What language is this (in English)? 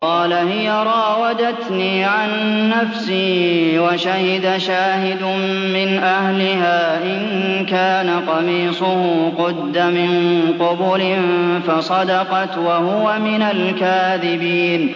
Arabic